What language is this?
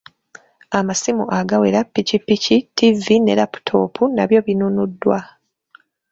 Ganda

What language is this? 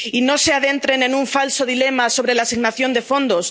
Spanish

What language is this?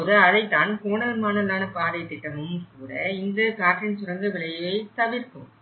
Tamil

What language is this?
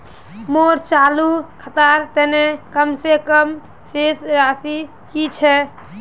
Magahi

